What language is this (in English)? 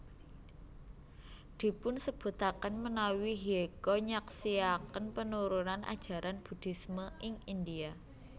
Javanese